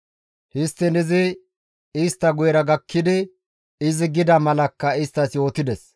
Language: Gamo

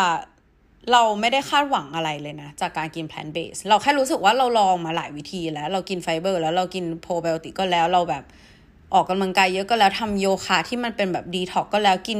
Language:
Thai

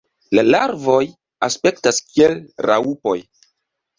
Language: Esperanto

